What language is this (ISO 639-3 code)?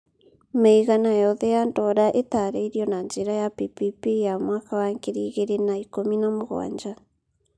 kik